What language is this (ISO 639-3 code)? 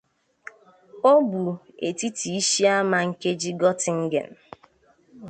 ibo